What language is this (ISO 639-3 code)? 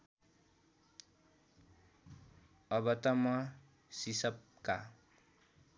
nep